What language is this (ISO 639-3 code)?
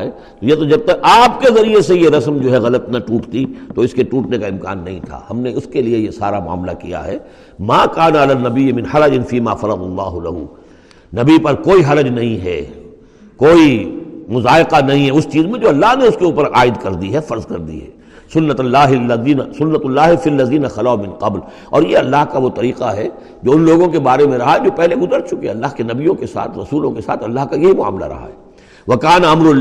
urd